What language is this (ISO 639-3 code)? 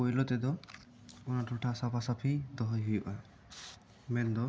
sat